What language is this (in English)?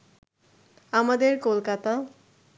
Bangla